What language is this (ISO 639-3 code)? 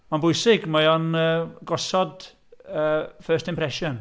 cym